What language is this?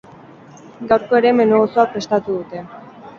Basque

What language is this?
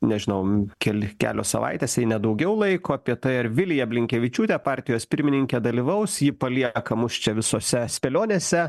Lithuanian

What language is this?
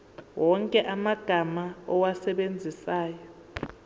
Zulu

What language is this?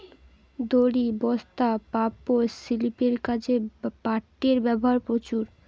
Bangla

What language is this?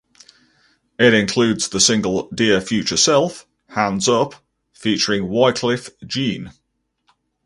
English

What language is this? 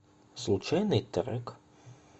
Russian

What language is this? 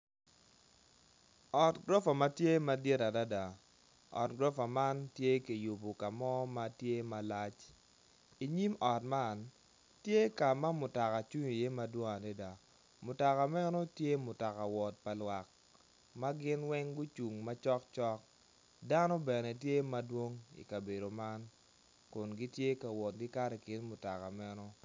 Acoli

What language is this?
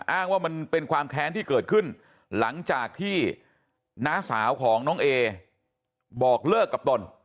Thai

